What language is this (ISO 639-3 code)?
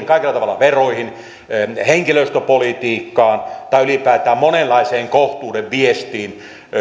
fin